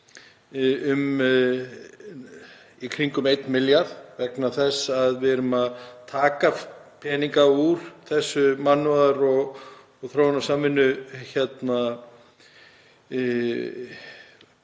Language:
Icelandic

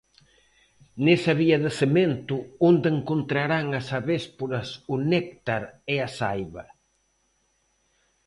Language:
Galician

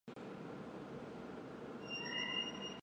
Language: Chinese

